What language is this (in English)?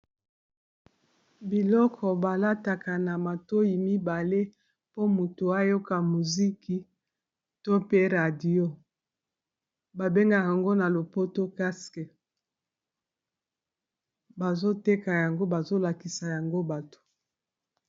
Lingala